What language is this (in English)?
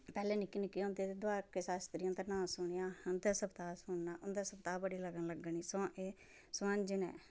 Dogri